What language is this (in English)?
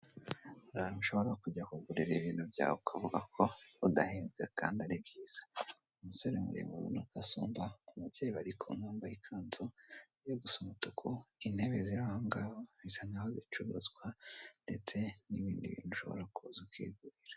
Kinyarwanda